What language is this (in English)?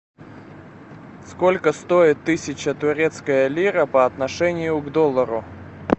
Russian